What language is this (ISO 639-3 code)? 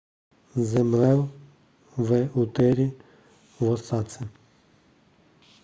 ces